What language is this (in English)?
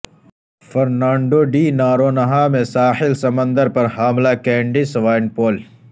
Urdu